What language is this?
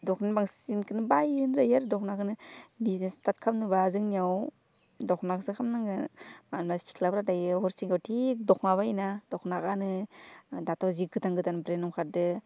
Bodo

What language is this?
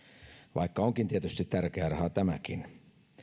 Finnish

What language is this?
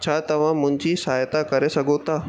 Sindhi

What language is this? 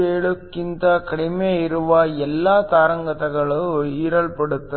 Kannada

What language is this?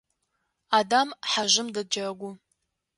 Adyghe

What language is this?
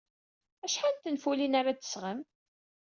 Kabyle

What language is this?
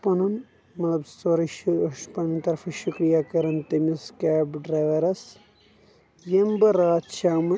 Kashmiri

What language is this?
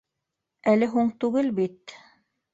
Bashkir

